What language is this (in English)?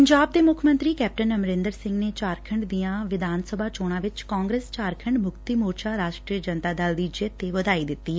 Punjabi